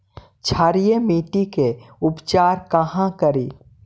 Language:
Magahi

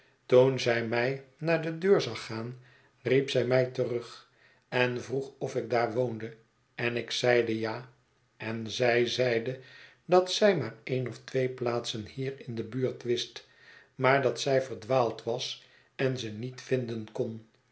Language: Dutch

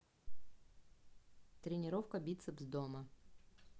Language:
Russian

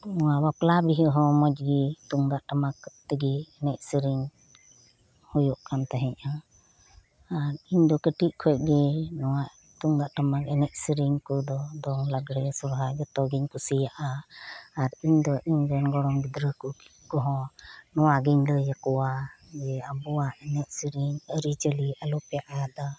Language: Santali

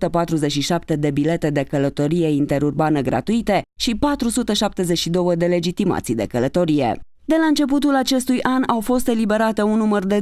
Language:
Romanian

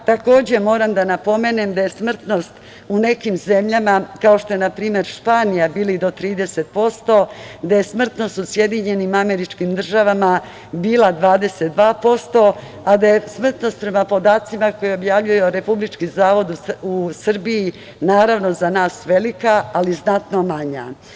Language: Serbian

